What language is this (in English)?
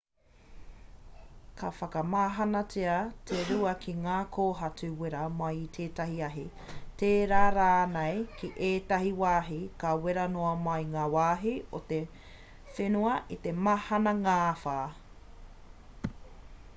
Māori